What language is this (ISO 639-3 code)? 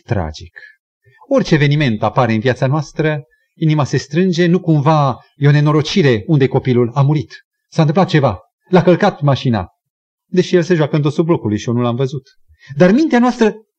ron